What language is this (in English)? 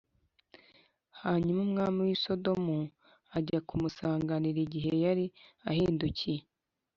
Kinyarwanda